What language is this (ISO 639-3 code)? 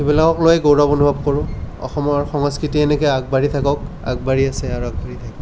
asm